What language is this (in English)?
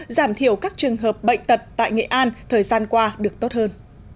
Vietnamese